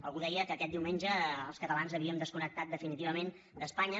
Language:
Catalan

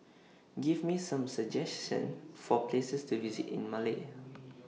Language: English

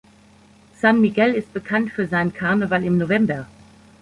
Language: German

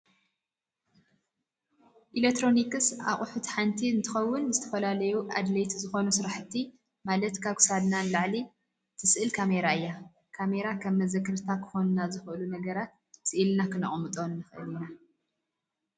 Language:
Tigrinya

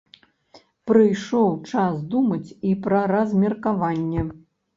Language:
Belarusian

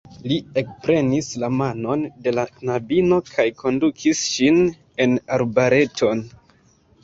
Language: Esperanto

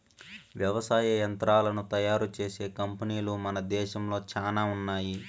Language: Telugu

